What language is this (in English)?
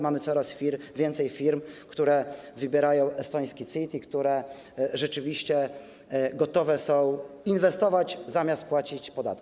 Polish